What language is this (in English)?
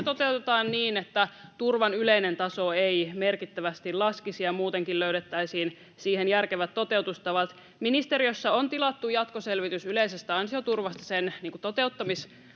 Finnish